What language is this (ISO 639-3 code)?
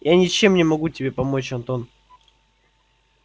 rus